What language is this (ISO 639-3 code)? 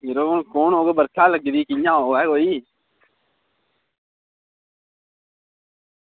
doi